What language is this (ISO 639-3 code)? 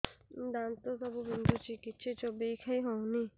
ori